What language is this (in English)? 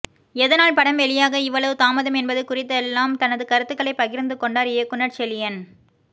Tamil